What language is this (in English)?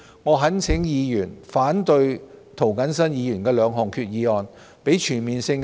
Cantonese